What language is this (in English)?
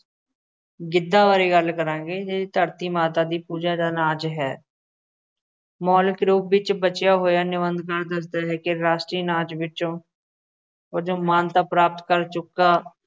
Punjabi